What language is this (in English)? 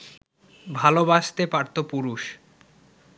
Bangla